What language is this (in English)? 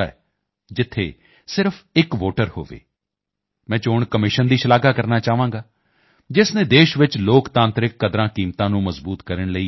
Punjabi